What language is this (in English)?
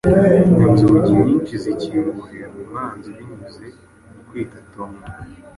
Kinyarwanda